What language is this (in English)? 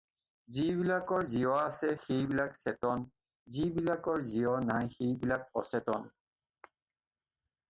Assamese